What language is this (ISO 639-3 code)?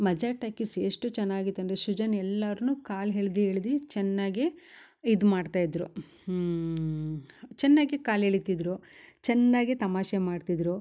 kan